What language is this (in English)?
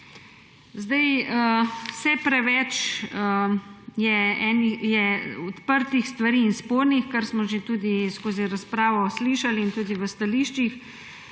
Slovenian